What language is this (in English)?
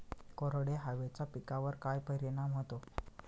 Marathi